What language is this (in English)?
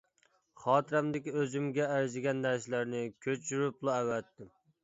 Uyghur